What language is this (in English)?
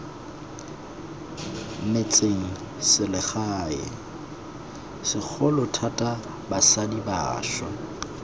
Tswana